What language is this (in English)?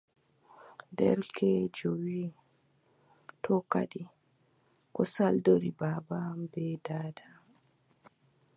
Adamawa Fulfulde